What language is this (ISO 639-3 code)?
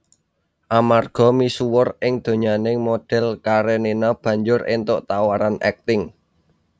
jav